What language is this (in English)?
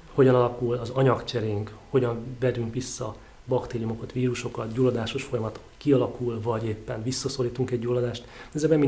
Hungarian